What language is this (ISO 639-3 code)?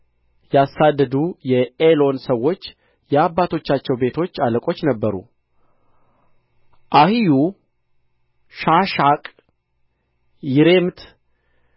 amh